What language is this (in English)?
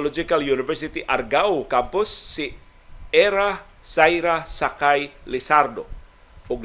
Filipino